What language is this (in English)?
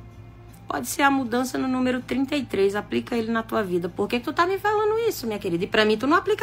Portuguese